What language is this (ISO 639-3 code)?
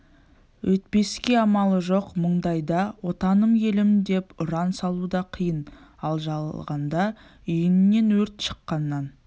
kaz